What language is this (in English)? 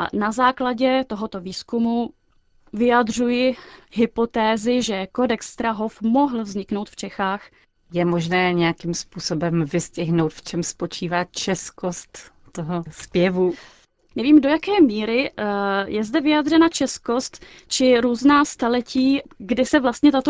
Czech